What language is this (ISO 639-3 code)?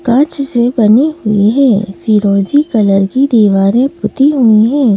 hin